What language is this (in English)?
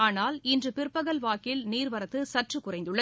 Tamil